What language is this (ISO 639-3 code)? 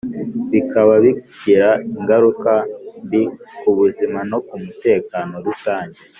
kin